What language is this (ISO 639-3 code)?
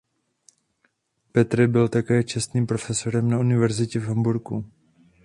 ces